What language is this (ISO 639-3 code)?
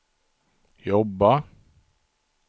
swe